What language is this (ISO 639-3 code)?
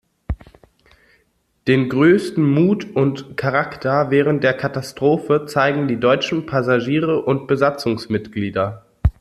deu